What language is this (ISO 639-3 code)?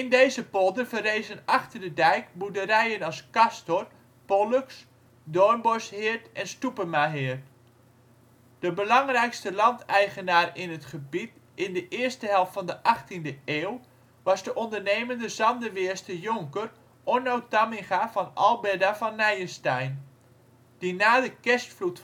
nld